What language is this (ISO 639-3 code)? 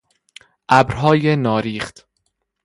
fas